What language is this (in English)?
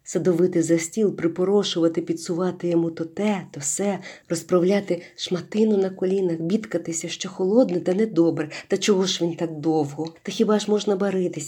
Ukrainian